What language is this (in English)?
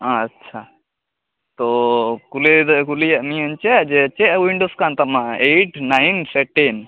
Santali